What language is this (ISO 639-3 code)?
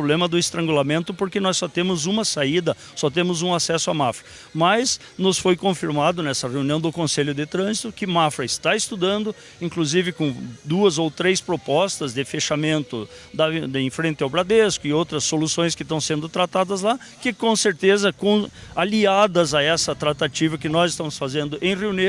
por